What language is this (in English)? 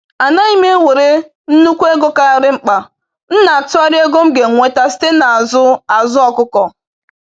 Igbo